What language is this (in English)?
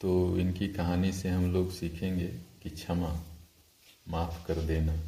Hindi